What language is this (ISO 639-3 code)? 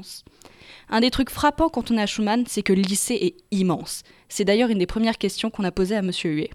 fra